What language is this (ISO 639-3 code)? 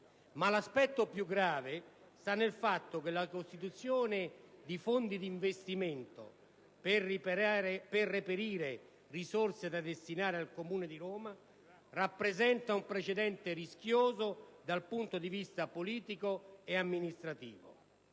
ita